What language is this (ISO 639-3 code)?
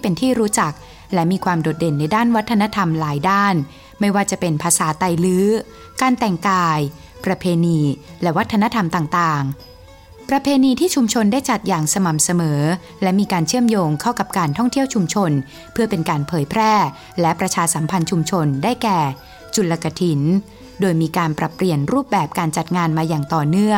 tha